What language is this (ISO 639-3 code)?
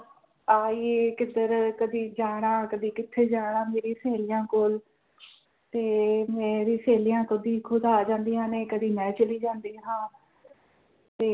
pan